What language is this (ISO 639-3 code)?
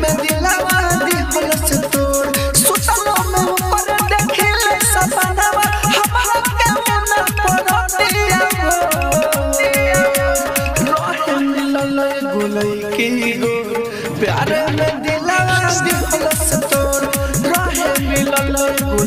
ara